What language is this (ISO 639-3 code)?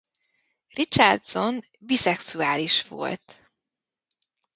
hun